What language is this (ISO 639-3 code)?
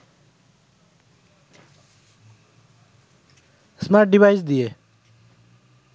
ben